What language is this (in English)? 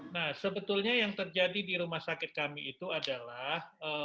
Indonesian